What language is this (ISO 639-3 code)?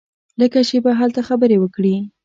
pus